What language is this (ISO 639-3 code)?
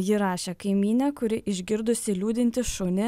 lit